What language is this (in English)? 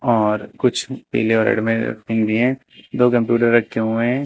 Hindi